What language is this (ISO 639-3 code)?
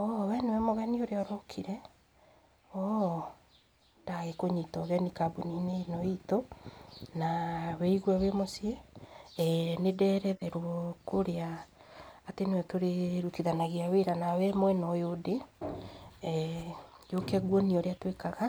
kik